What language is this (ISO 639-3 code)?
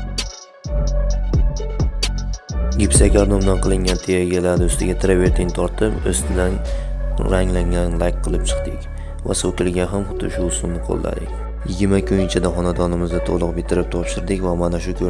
tur